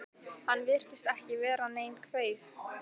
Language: Icelandic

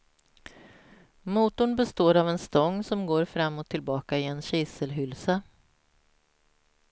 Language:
Swedish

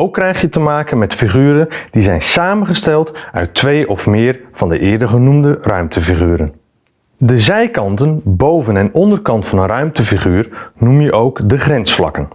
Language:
Dutch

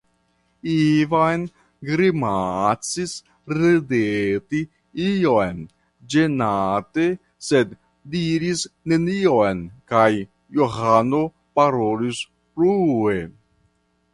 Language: Esperanto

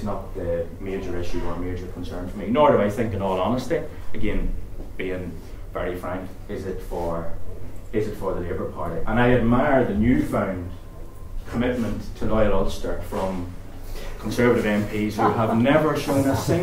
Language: English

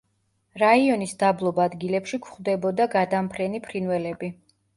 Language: Georgian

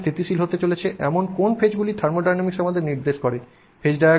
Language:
Bangla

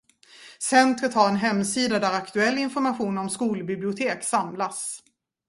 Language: Swedish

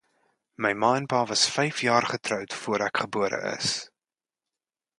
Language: Afrikaans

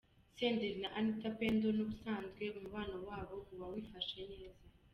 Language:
Kinyarwanda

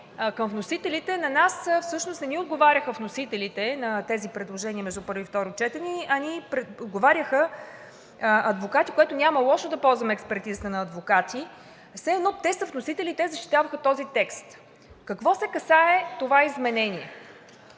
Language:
Bulgarian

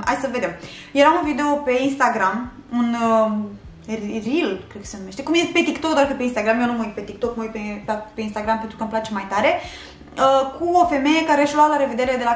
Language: Romanian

